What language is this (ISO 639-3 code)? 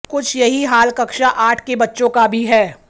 hin